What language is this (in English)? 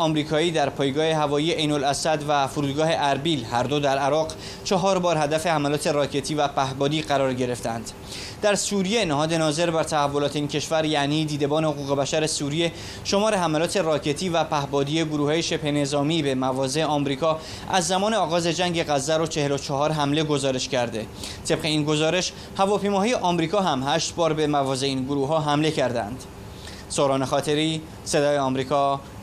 Persian